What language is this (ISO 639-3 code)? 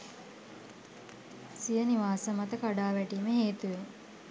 sin